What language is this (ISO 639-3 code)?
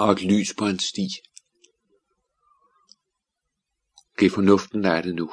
dan